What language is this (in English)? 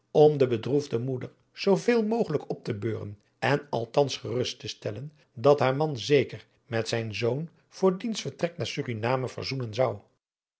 Dutch